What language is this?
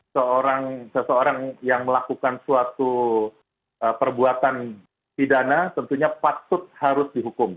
Indonesian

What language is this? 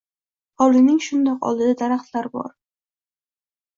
Uzbek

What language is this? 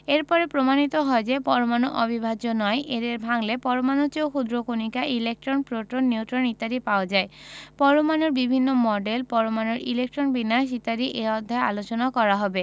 Bangla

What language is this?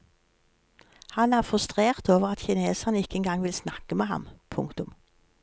Norwegian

